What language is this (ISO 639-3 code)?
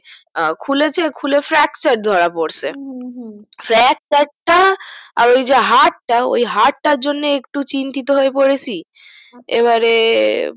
ben